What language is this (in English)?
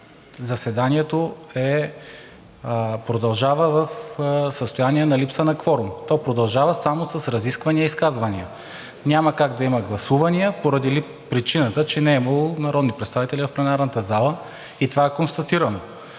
Bulgarian